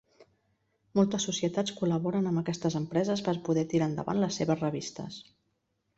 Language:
Catalan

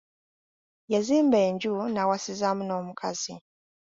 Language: Ganda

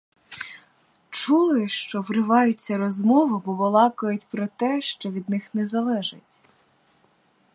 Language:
Ukrainian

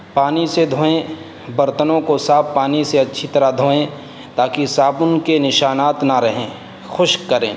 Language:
Urdu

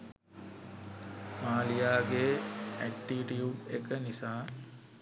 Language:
Sinhala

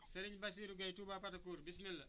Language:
Wolof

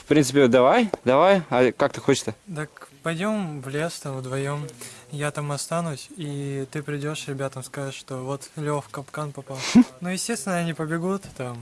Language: Russian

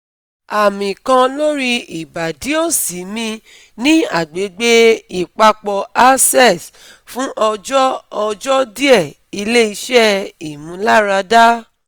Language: Yoruba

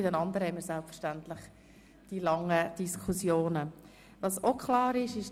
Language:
Swiss German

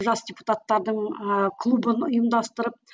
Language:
Kazakh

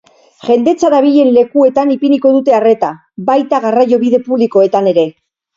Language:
Basque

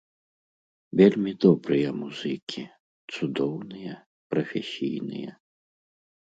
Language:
Belarusian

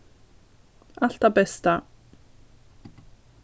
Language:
Faroese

